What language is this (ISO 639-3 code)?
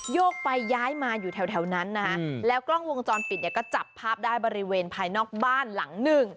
tha